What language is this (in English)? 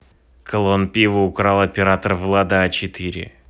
Russian